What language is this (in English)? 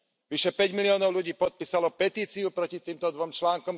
Slovak